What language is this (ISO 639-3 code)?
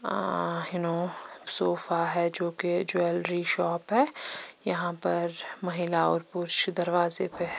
hin